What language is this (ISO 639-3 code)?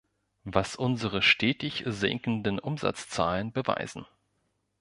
deu